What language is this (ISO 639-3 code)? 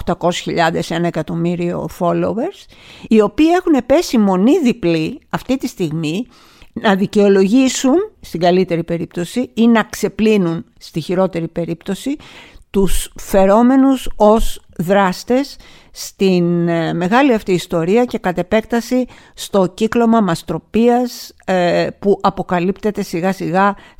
ell